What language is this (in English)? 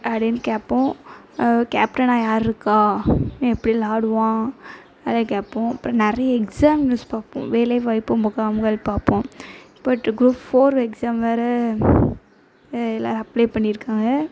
Tamil